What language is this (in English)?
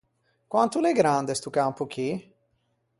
Ligurian